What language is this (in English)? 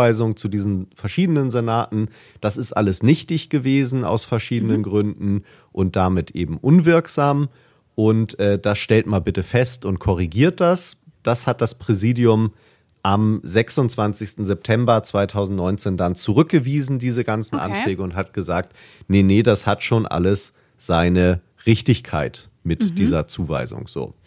German